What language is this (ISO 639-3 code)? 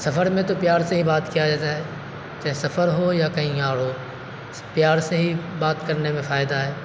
urd